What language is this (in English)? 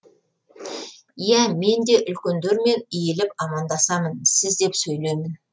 Kazakh